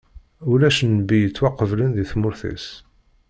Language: Kabyle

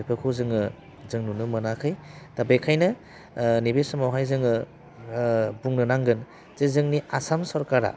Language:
Bodo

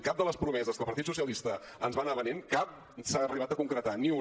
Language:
Catalan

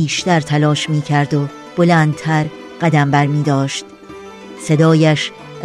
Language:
Persian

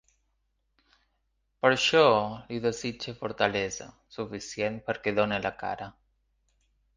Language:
Catalan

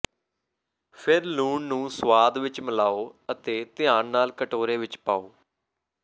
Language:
Punjabi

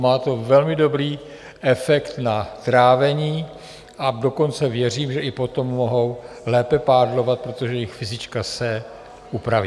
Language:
Czech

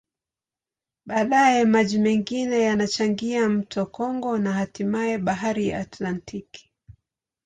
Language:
Swahili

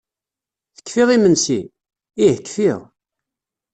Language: Kabyle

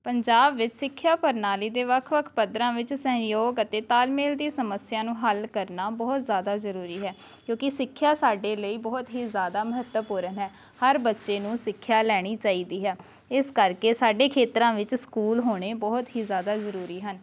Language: Punjabi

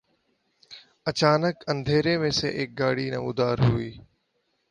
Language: Urdu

